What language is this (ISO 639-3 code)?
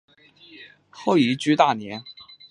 zho